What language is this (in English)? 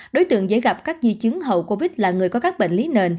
Vietnamese